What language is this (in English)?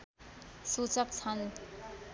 Nepali